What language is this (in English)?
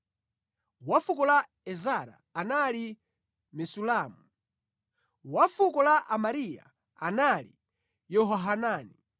Nyanja